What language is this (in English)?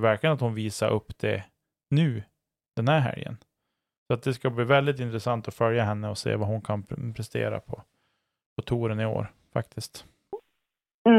Swedish